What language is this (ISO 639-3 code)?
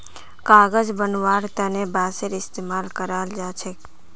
mag